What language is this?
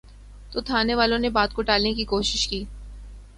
Urdu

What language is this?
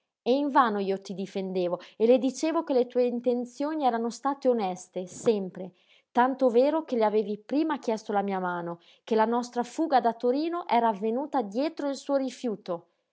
Italian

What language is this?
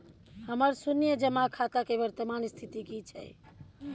Maithili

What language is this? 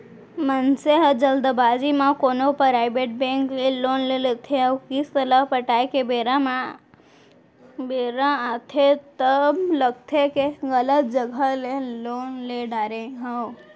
Chhattisgarhi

